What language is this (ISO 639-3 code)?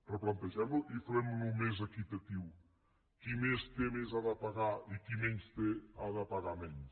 cat